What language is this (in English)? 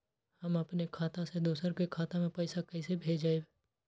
Magahi